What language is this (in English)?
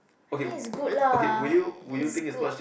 English